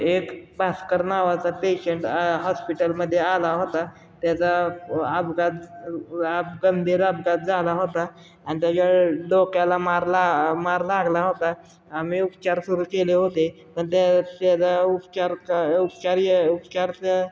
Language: Marathi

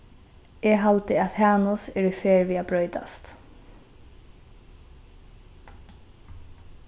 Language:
Faroese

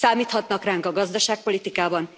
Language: Hungarian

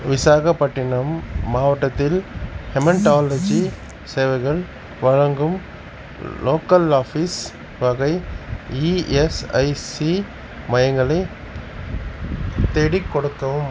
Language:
Tamil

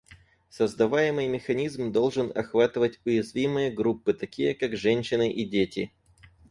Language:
Russian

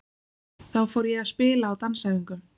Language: Icelandic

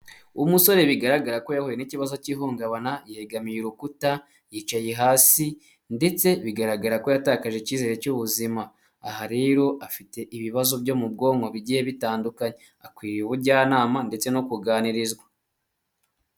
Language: Kinyarwanda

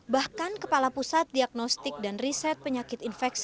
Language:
Indonesian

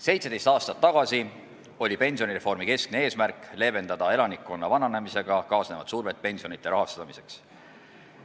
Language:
Estonian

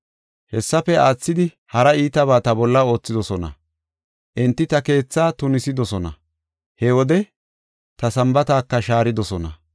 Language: Gofa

